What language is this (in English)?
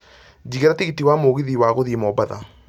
Kikuyu